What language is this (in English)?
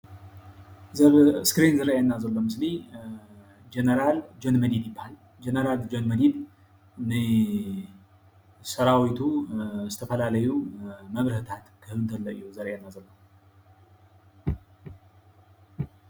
Tigrinya